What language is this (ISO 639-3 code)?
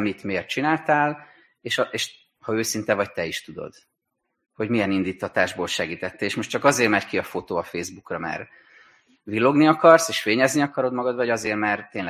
hun